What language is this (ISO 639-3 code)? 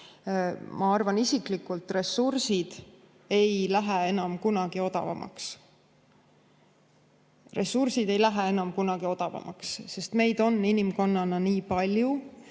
est